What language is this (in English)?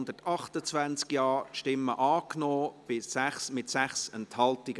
Swiss German